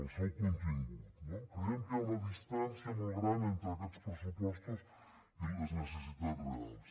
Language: Catalan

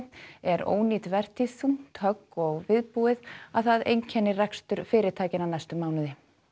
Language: Icelandic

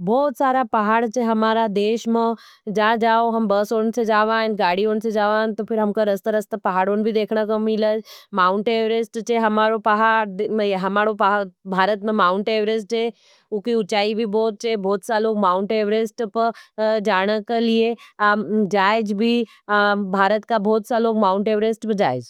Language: Nimadi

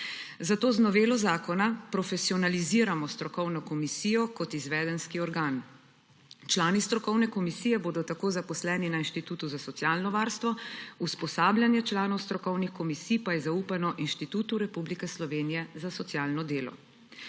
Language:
Slovenian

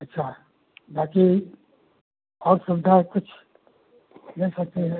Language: Hindi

